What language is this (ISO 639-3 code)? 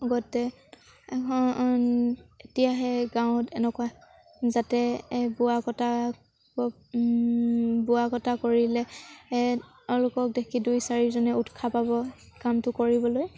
asm